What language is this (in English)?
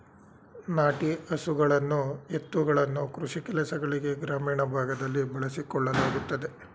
Kannada